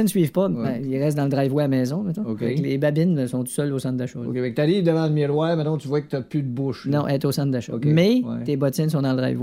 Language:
French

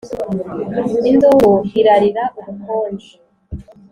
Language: Kinyarwanda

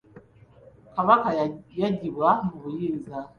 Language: Ganda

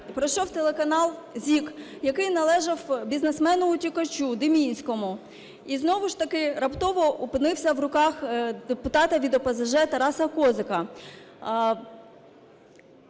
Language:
Ukrainian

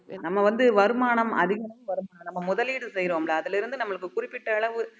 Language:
Tamil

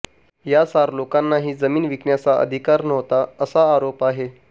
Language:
Marathi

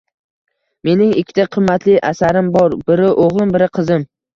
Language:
Uzbek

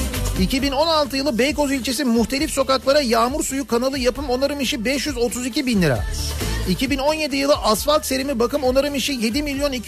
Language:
Turkish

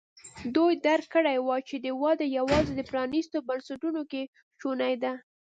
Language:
Pashto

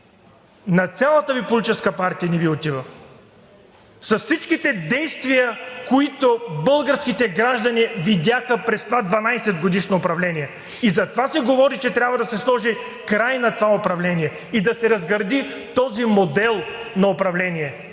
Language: Bulgarian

